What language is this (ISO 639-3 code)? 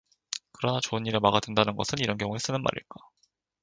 kor